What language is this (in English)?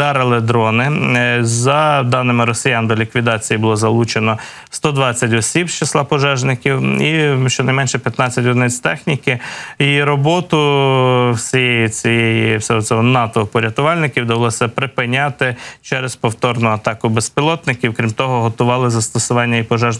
Ukrainian